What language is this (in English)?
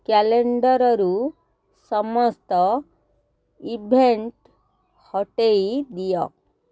Odia